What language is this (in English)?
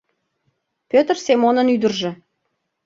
Mari